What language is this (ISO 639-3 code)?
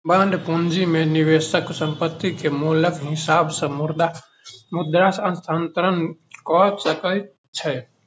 mai